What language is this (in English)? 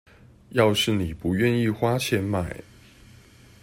Chinese